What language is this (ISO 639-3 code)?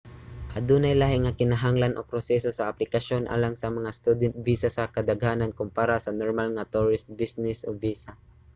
ceb